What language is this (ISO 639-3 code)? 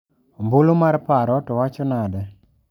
luo